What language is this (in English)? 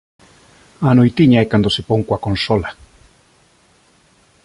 Galician